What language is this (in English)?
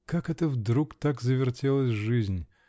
Russian